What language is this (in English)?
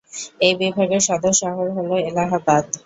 Bangla